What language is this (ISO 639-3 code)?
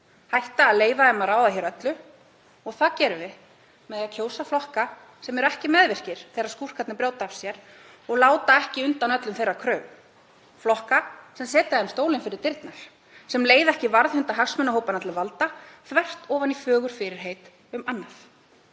isl